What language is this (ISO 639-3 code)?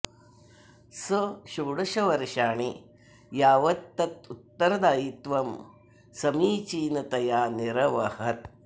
san